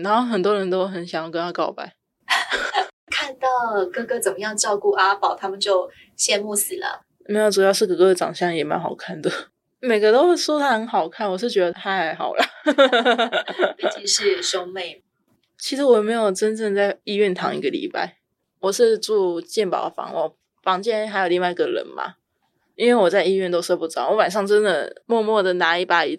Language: Chinese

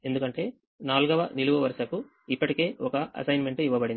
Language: Telugu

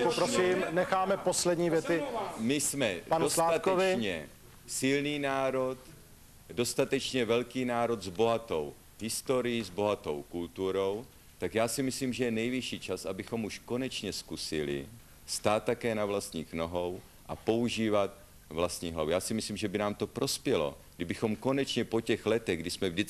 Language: Czech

